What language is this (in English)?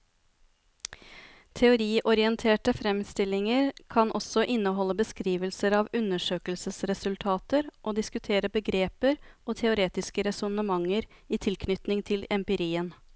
Norwegian